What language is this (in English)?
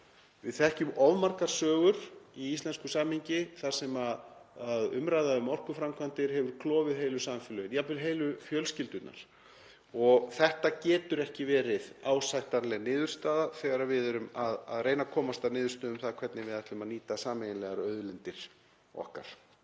Icelandic